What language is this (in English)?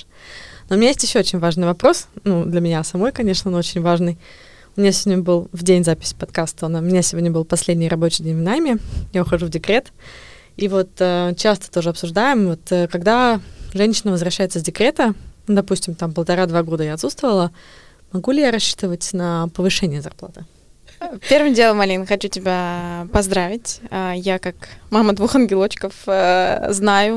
Russian